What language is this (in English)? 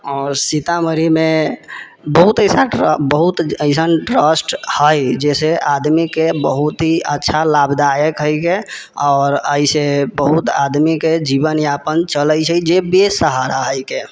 Maithili